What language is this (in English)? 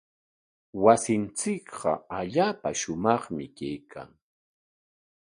Corongo Ancash Quechua